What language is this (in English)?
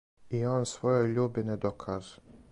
Serbian